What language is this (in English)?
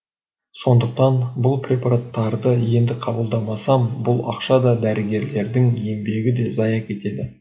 Kazakh